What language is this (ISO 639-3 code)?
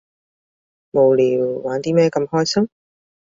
yue